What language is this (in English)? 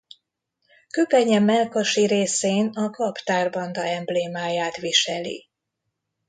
Hungarian